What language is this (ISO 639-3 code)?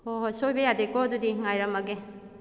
mni